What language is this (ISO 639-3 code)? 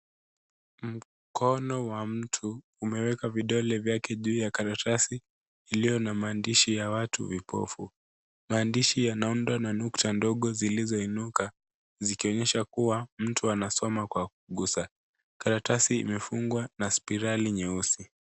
swa